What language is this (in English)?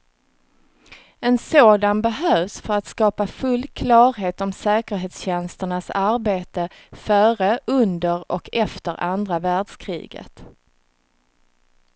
Swedish